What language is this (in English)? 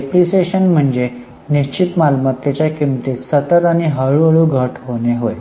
Marathi